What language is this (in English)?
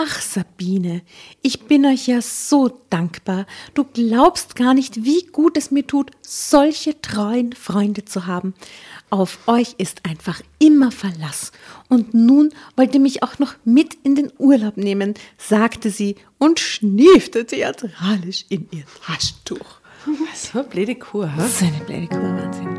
German